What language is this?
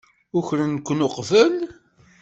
Kabyle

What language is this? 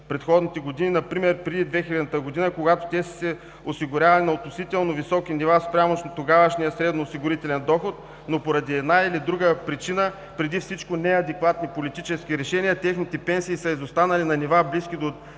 Bulgarian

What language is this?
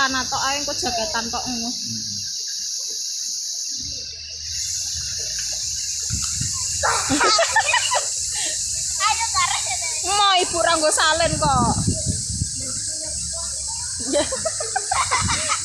Indonesian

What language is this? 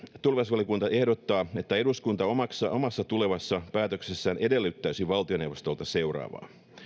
Finnish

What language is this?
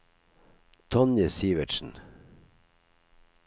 Norwegian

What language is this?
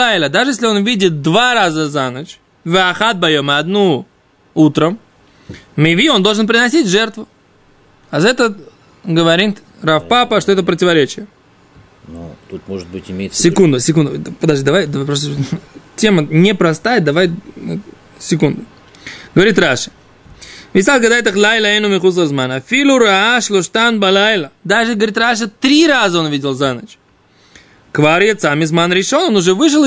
Russian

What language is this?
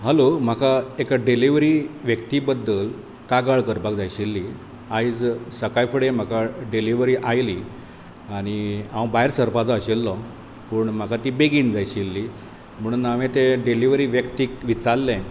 Konkani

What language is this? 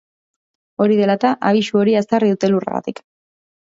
Basque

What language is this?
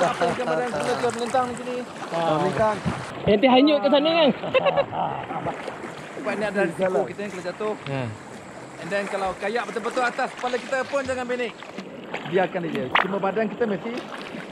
Malay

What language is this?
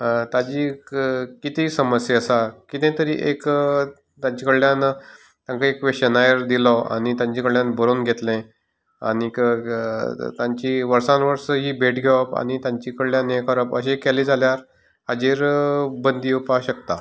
Konkani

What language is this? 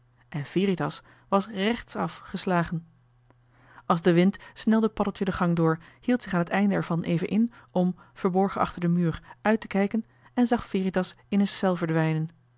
Dutch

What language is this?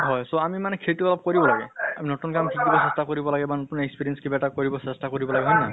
Assamese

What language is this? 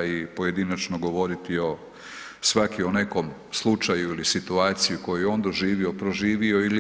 Croatian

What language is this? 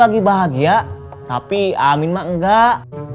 Indonesian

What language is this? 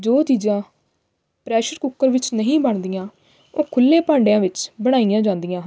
Punjabi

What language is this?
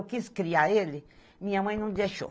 Portuguese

